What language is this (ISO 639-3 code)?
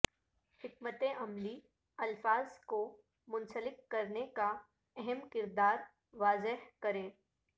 urd